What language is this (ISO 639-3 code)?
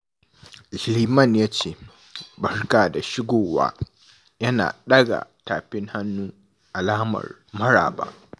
hau